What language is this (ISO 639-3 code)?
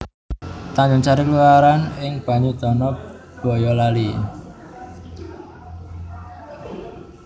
jav